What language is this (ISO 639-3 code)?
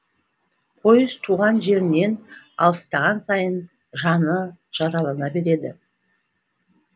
kaz